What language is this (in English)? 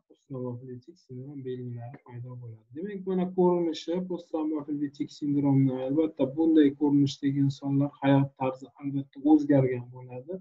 Turkish